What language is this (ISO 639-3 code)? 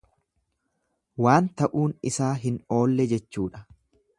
orm